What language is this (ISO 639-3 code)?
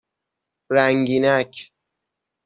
fas